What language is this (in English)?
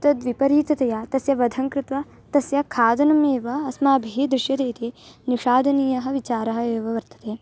Sanskrit